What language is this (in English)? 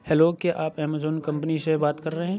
Urdu